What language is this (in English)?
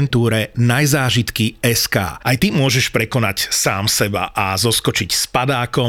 Slovak